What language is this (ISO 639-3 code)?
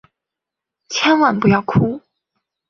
zho